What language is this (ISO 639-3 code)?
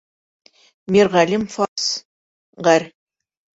bak